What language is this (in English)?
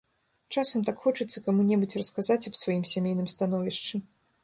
Belarusian